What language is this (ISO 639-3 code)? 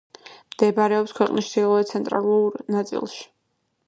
kat